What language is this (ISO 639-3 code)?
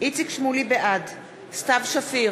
heb